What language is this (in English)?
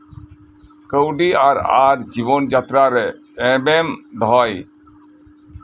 Santali